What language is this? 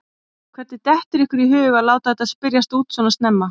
Icelandic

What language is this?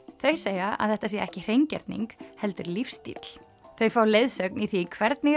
Icelandic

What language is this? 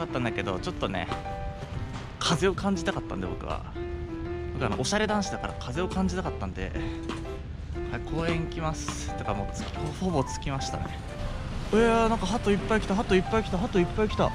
Japanese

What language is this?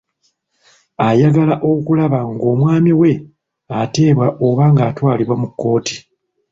Ganda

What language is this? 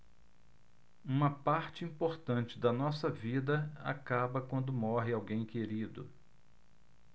Portuguese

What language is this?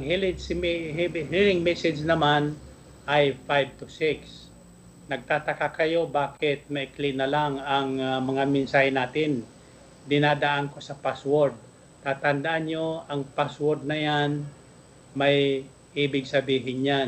Filipino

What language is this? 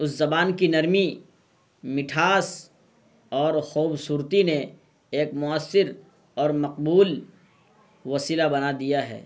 Urdu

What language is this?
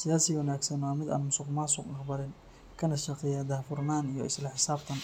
Somali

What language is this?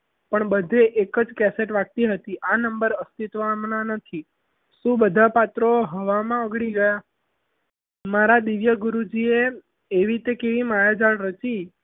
Gujarati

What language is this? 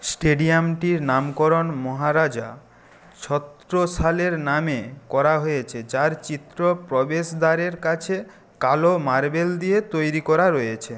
Bangla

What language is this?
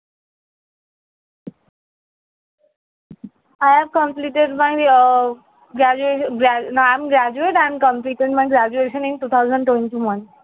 Bangla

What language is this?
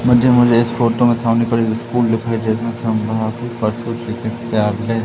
Hindi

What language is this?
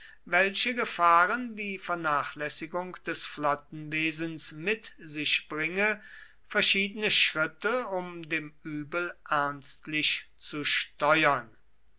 German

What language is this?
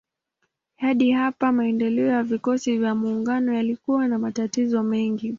Swahili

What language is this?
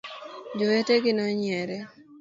Luo (Kenya and Tanzania)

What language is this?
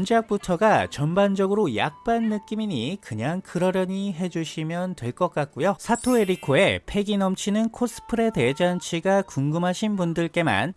Korean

